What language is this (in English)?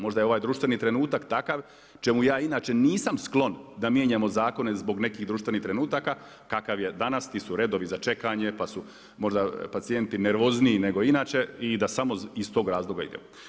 Croatian